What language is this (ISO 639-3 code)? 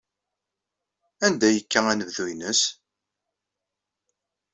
kab